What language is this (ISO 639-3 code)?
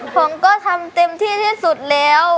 tha